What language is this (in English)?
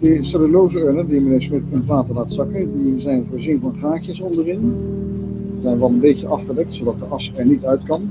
Dutch